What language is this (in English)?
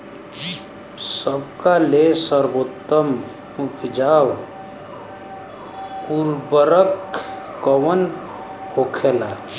Bhojpuri